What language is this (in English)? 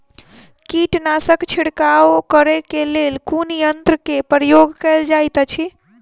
Maithili